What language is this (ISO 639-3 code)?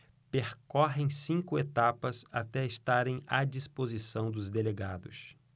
por